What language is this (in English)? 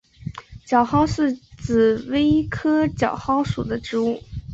Chinese